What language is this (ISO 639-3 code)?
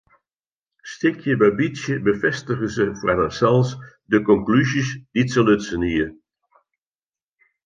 fry